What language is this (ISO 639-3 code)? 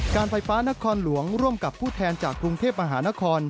tha